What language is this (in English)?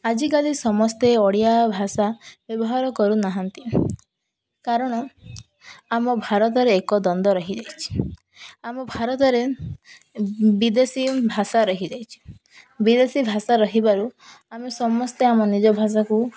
Odia